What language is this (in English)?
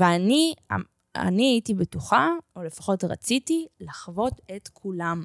Hebrew